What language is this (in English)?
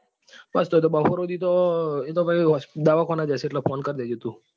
Gujarati